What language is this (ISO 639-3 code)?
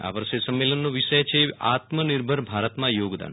guj